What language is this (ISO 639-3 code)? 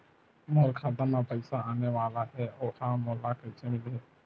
hne